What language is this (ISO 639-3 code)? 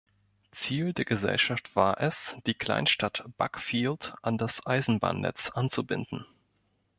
deu